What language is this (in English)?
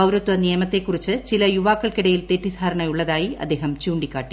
Malayalam